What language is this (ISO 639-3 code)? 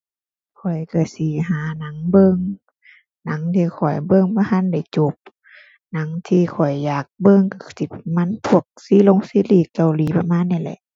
tha